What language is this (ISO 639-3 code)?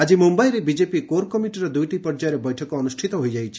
ori